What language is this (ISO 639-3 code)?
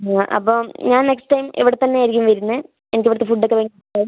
mal